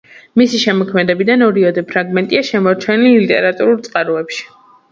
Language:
Georgian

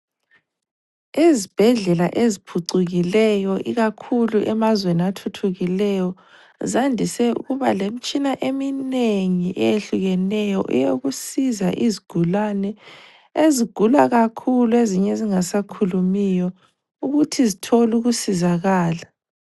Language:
North Ndebele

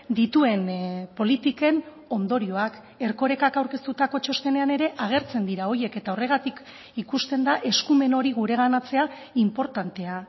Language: Basque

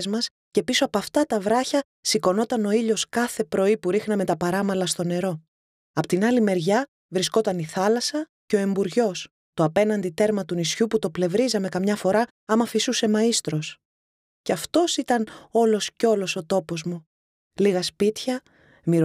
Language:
Greek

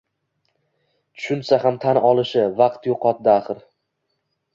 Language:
Uzbek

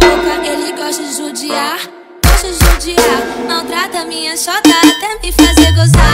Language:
Portuguese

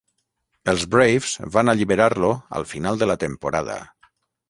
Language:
Catalan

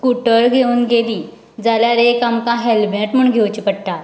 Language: Konkani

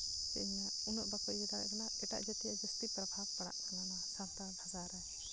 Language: Santali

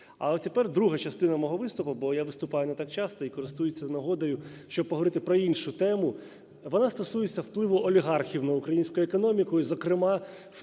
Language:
Ukrainian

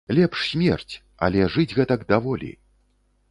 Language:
Belarusian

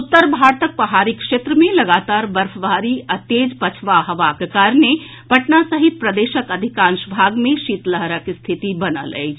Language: Maithili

